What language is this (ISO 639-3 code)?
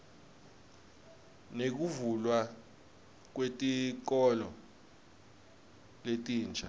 ssw